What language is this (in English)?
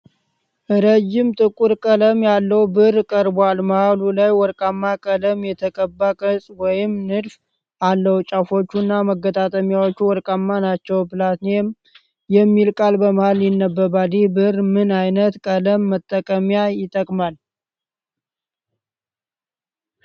Amharic